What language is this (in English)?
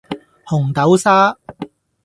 Cantonese